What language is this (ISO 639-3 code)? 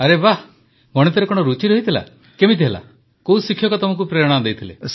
ori